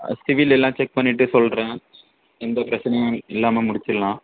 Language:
Tamil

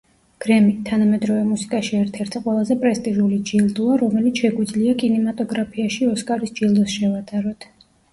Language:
Georgian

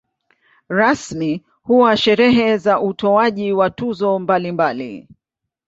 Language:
Swahili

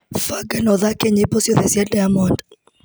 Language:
Kikuyu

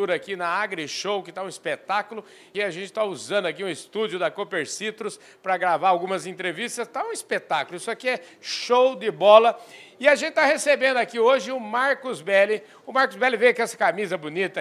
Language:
Portuguese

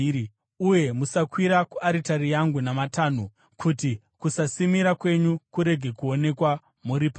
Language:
Shona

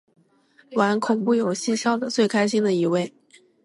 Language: Chinese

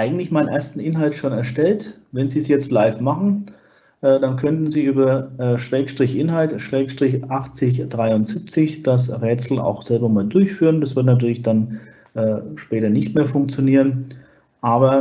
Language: German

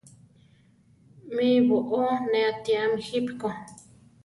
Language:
Central Tarahumara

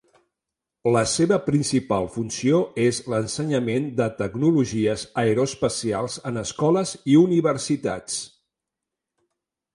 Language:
Catalan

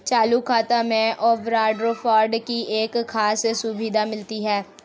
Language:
Hindi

